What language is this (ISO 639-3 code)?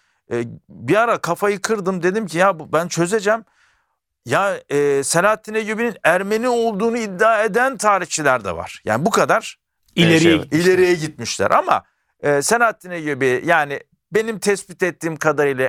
tur